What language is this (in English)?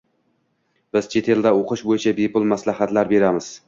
Uzbek